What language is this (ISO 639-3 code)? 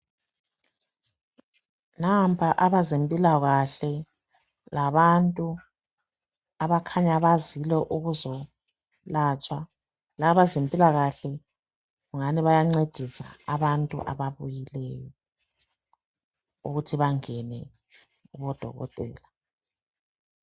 nde